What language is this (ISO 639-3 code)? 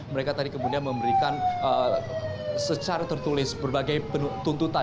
ind